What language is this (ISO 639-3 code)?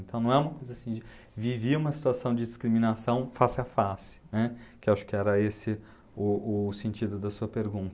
por